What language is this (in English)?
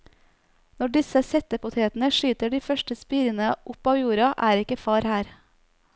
Norwegian